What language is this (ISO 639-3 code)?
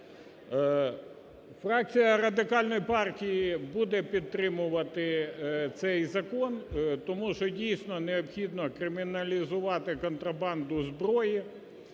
ukr